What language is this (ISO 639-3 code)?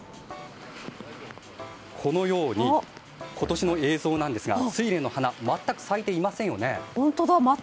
jpn